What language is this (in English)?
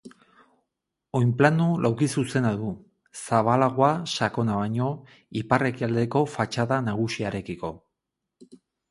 Basque